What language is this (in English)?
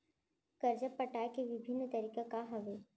Chhattisgarhi